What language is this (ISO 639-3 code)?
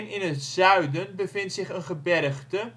nld